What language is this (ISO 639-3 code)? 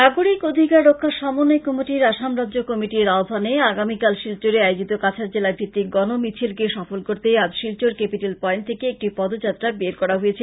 ben